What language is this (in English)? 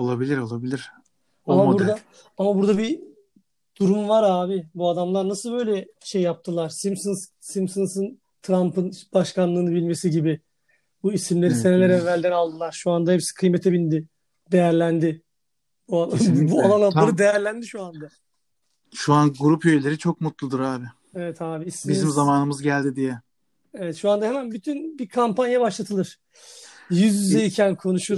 Turkish